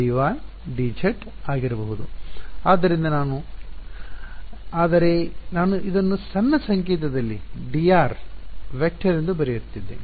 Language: Kannada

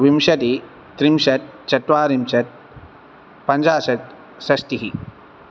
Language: Sanskrit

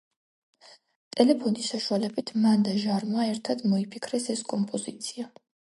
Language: Georgian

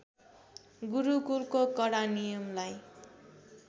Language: Nepali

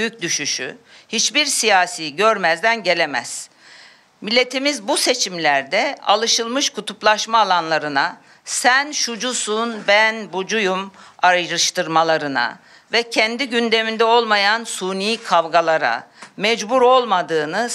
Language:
Turkish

